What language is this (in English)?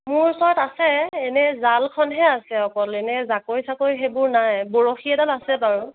Assamese